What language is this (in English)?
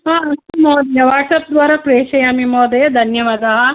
Sanskrit